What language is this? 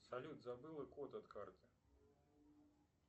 Russian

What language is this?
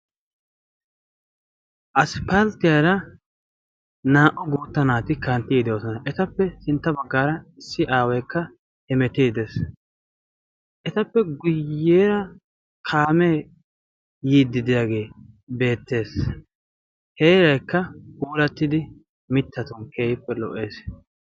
Wolaytta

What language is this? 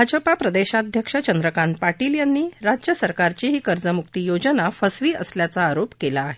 Marathi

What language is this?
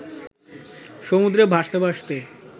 Bangla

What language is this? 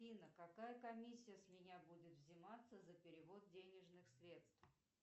Russian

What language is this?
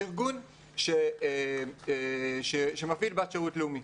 Hebrew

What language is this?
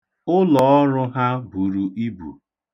Igbo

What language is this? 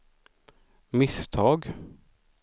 Swedish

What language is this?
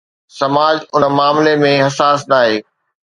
Sindhi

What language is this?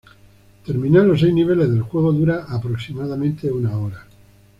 Spanish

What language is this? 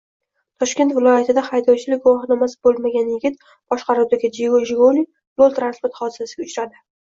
Uzbek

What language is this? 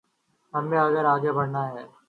Urdu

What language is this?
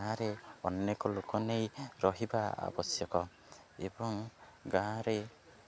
Odia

